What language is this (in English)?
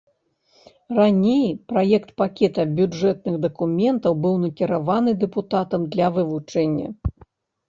Belarusian